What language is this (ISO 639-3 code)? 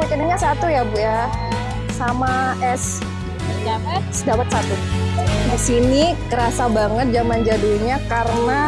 ind